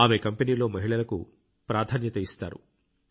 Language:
Telugu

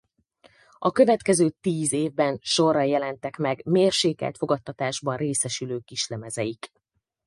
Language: Hungarian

